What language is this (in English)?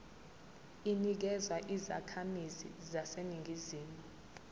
Zulu